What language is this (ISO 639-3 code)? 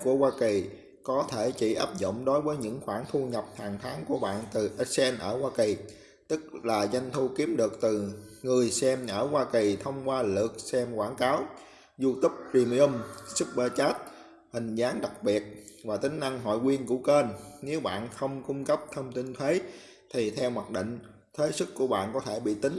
vie